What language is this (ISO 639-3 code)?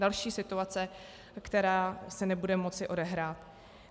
ces